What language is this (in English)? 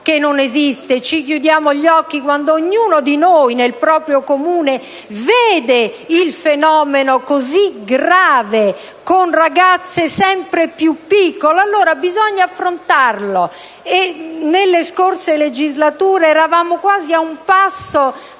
Italian